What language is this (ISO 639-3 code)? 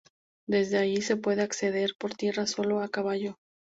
spa